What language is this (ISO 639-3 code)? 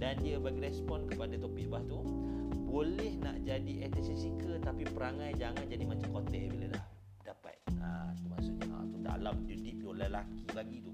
msa